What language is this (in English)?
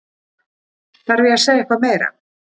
Icelandic